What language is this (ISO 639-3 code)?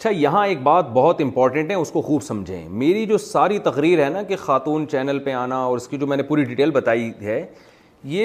urd